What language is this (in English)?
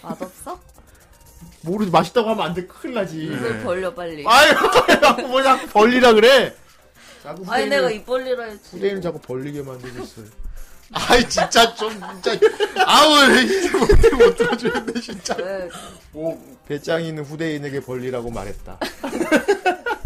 Korean